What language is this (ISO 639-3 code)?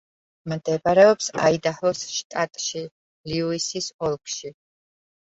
kat